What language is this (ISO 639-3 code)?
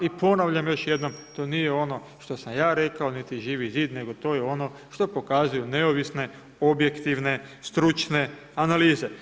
hrv